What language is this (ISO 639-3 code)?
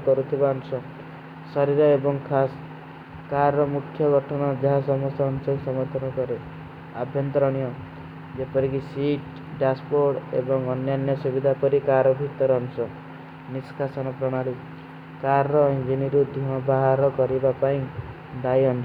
uki